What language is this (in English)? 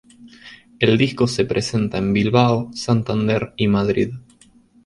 Spanish